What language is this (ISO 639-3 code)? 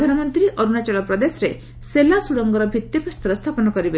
ori